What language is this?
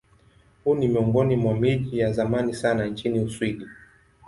Swahili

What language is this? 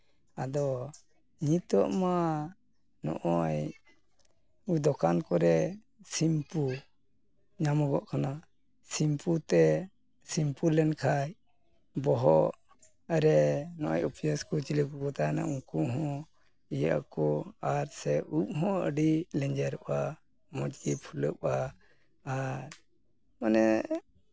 Santali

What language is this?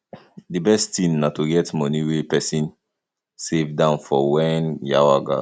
Nigerian Pidgin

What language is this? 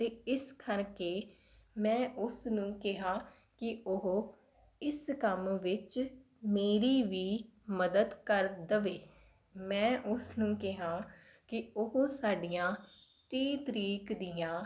Punjabi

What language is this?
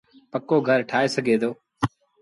Sindhi Bhil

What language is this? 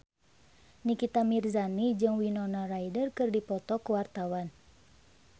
Sundanese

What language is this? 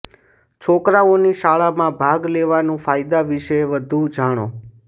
Gujarati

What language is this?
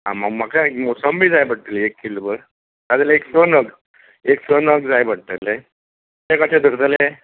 Konkani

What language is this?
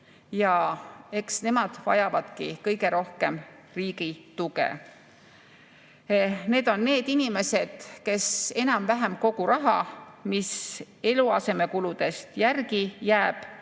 Estonian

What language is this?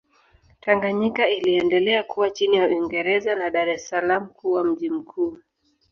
Swahili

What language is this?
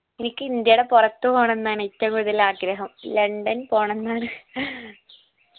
Malayalam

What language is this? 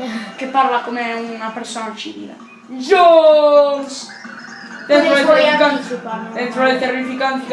Italian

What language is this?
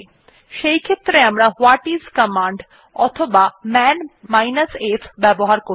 Bangla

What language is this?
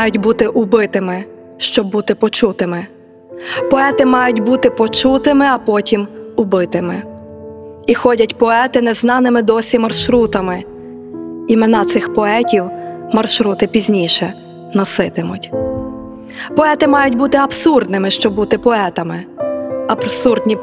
Ukrainian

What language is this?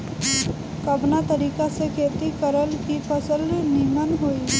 Bhojpuri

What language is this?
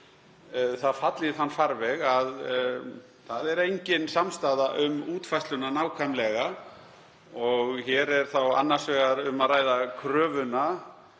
Icelandic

